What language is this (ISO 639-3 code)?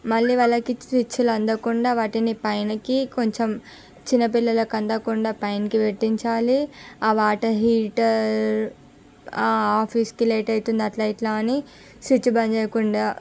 tel